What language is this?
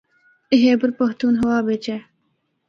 Northern Hindko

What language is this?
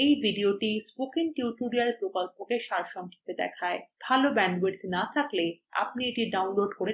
Bangla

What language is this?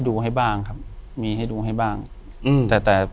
Thai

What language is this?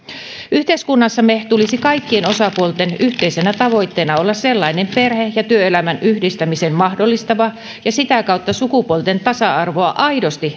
Finnish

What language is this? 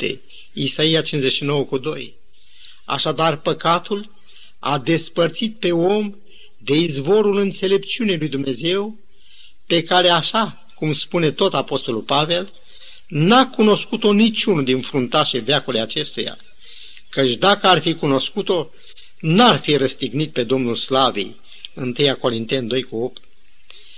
Romanian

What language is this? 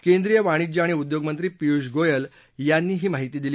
Marathi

